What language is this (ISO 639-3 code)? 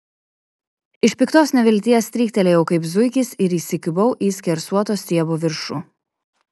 lit